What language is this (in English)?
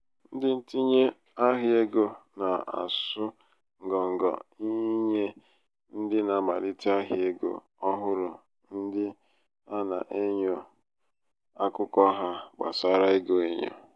Igbo